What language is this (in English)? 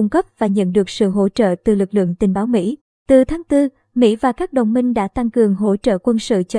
Vietnamese